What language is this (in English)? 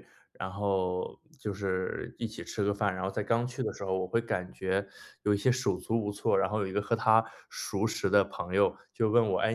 Chinese